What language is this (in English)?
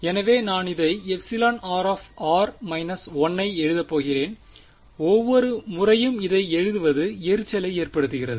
Tamil